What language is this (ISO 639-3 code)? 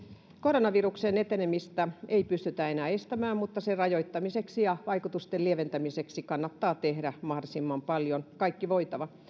fin